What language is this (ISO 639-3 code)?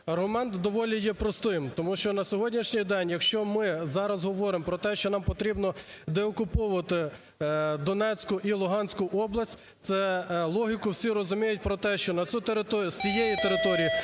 ukr